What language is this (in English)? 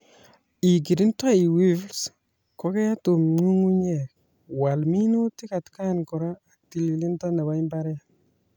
Kalenjin